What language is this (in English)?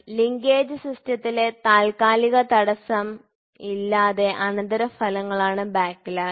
Malayalam